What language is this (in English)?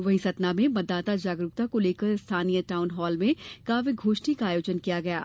Hindi